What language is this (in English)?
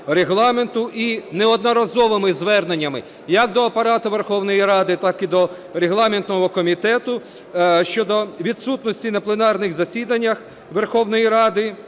Ukrainian